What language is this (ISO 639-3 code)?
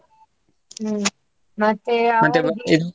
kan